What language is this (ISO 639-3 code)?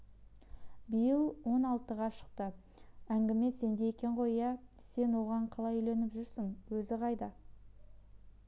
kaz